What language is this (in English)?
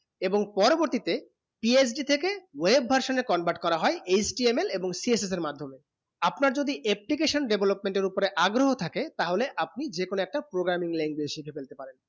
Bangla